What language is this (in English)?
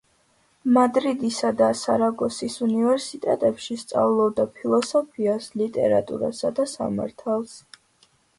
Georgian